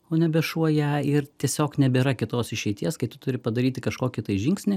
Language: Lithuanian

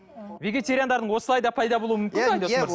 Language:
Kazakh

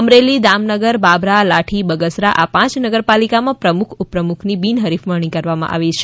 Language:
Gujarati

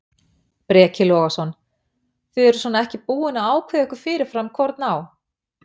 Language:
Icelandic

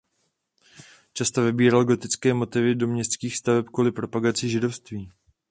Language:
Czech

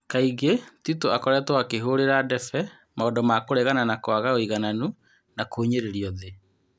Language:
Kikuyu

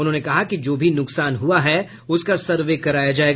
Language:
Hindi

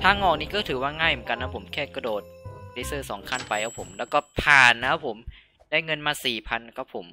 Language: Thai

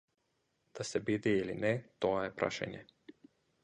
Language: Macedonian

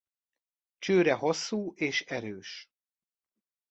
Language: Hungarian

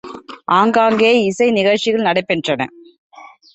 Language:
Tamil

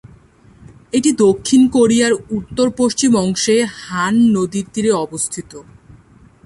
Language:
Bangla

